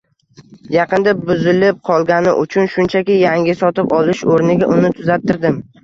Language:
Uzbek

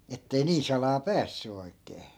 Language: Finnish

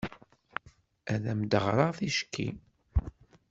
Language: Kabyle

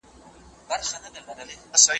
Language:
Pashto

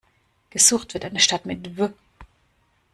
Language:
German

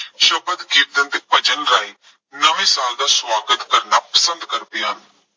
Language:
Punjabi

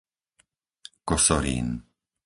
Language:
Slovak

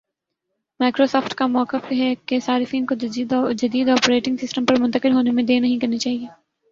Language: Urdu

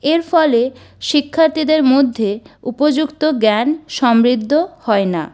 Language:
Bangla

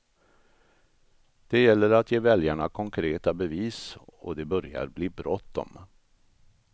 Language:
Swedish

